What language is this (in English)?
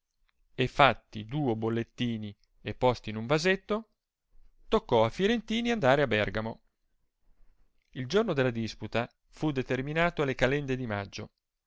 Italian